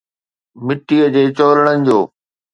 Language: Sindhi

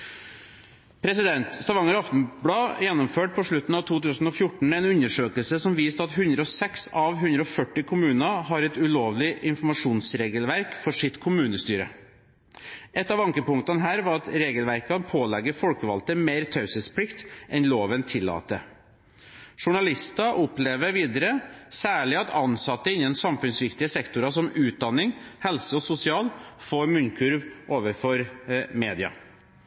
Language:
Norwegian Bokmål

